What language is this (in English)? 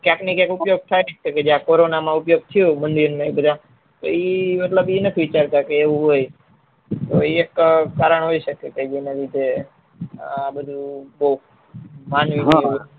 Gujarati